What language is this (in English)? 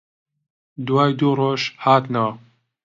Central Kurdish